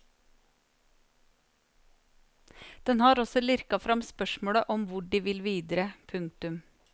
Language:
Norwegian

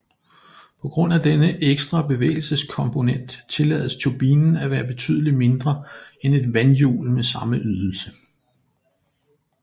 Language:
Danish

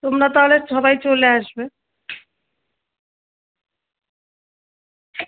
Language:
Bangla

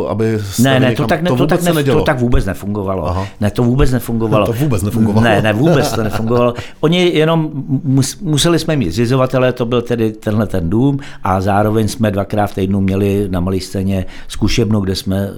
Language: Czech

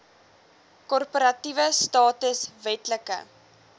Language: Afrikaans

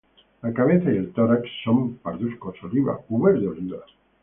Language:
Spanish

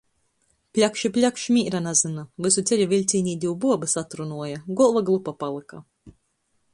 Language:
Latgalian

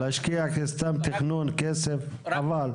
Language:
Hebrew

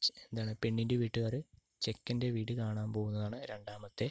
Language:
Malayalam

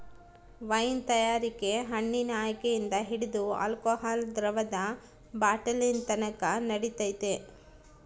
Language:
Kannada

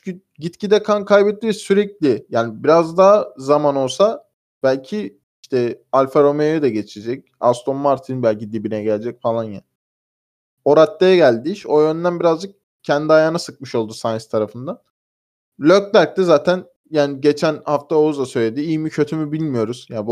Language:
Turkish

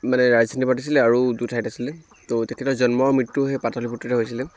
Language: Assamese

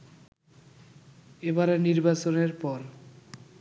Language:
Bangla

